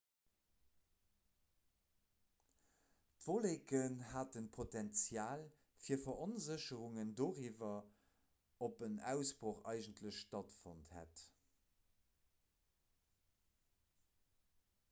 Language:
Luxembourgish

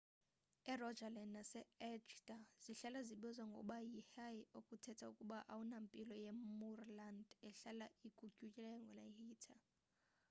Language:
Xhosa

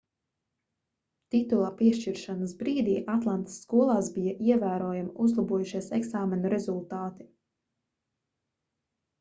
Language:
Latvian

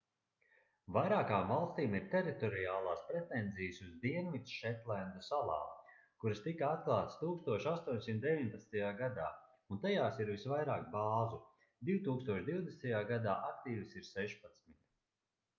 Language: Latvian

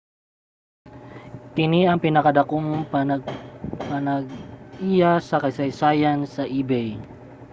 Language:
Cebuano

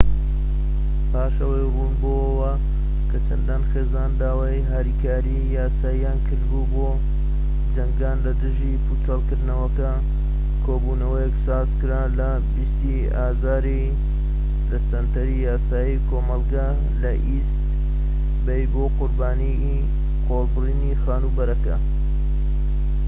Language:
Central Kurdish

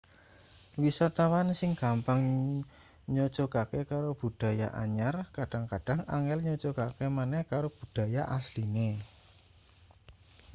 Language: Javanese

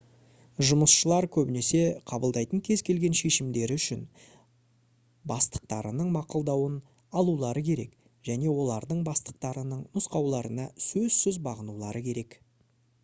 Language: Kazakh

